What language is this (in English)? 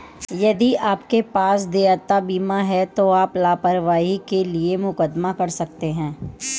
Hindi